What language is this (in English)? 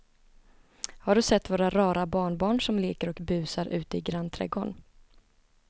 Swedish